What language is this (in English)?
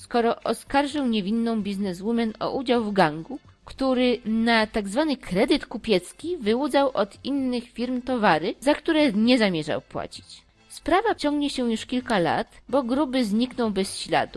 Polish